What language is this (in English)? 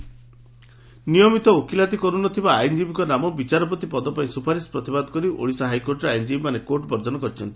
Odia